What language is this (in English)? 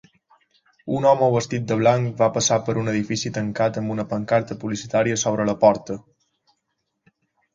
Catalan